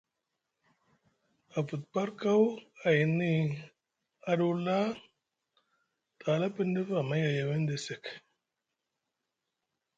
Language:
Musgu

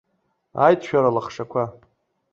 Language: Abkhazian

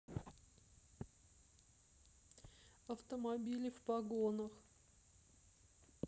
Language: Russian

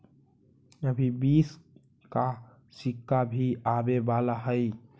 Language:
Magahi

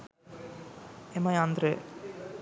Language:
Sinhala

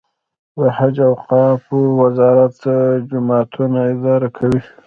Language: Pashto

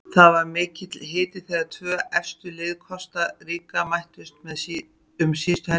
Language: Icelandic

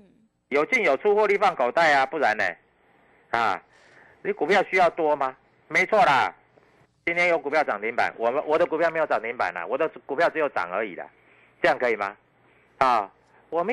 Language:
Chinese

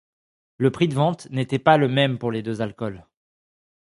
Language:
French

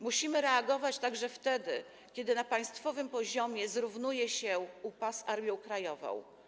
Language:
Polish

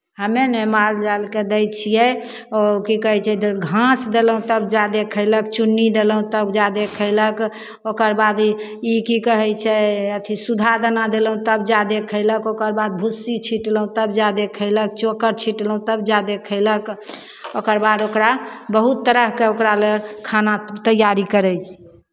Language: Maithili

